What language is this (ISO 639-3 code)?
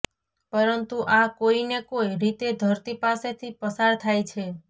guj